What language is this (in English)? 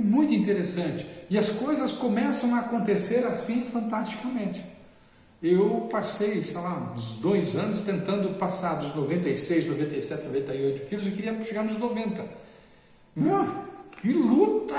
Portuguese